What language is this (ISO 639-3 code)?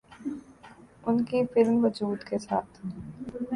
urd